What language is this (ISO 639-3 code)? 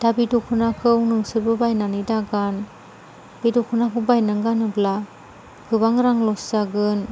brx